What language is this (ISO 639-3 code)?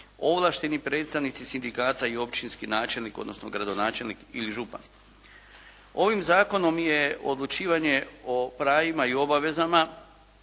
hrv